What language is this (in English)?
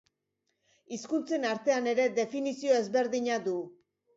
Basque